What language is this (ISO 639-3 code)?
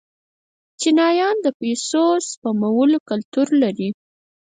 pus